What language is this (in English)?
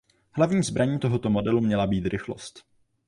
Czech